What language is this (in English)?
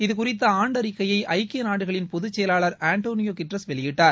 Tamil